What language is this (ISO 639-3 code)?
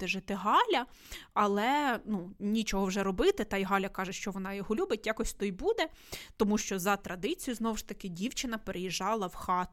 ukr